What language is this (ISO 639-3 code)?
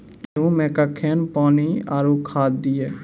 mai